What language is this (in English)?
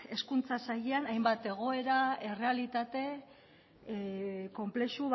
Basque